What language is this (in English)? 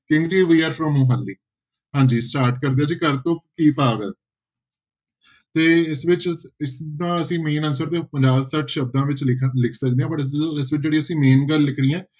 Punjabi